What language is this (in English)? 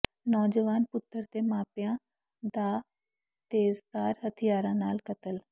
Punjabi